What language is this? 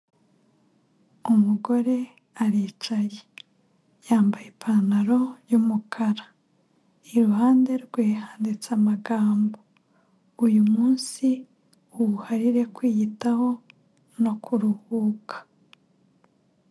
Kinyarwanda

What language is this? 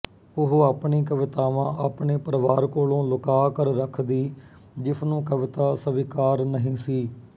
Punjabi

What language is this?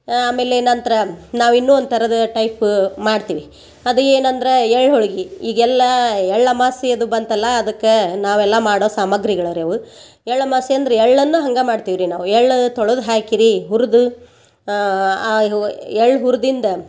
Kannada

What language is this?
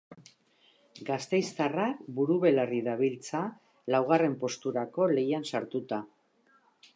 Basque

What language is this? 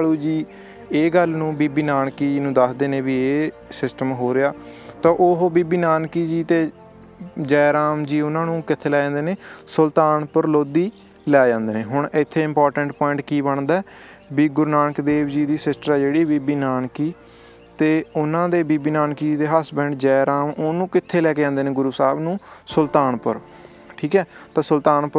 Punjabi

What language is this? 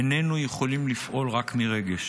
Hebrew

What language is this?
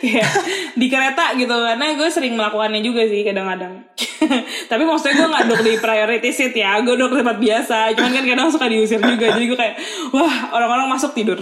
Indonesian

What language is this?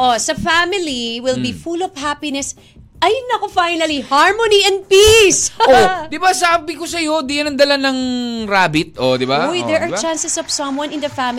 Filipino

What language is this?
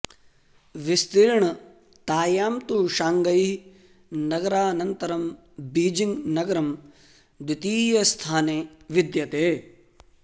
Sanskrit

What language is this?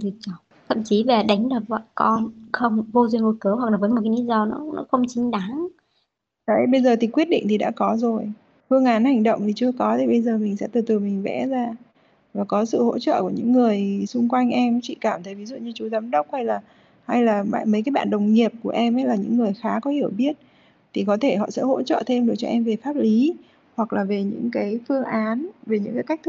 Vietnamese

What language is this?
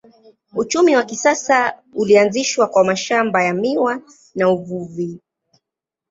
Swahili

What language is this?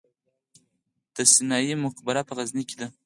Pashto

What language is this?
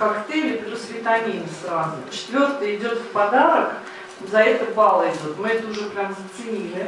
Russian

